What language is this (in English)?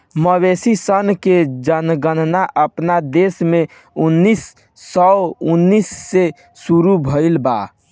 Bhojpuri